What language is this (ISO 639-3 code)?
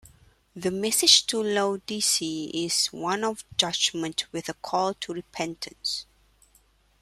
eng